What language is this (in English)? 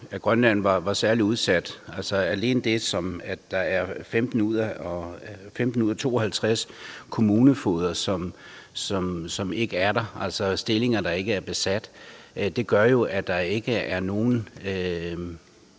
Danish